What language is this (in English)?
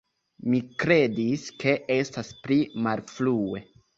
Esperanto